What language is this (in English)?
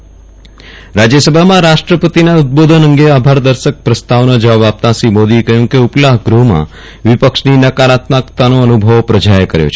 Gujarati